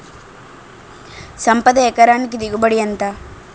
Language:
Telugu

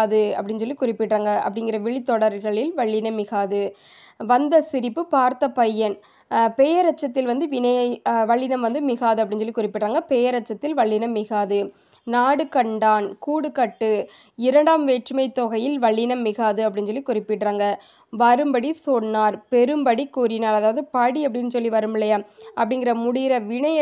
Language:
Thai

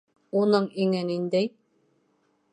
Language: Bashkir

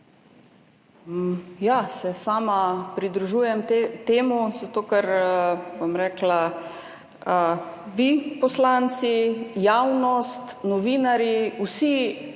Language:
Slovenian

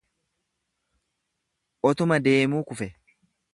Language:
Oromo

